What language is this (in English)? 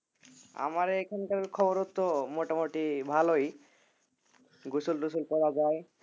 Bangla